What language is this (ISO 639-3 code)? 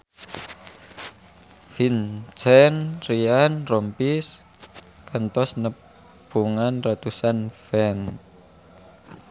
sun